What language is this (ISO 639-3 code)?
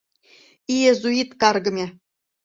chm